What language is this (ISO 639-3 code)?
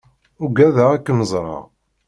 kab